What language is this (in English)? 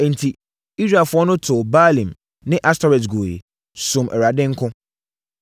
Akan